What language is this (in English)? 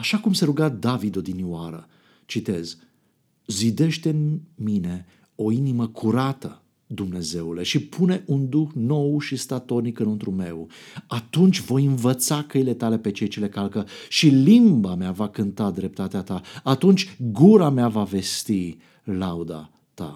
Romanian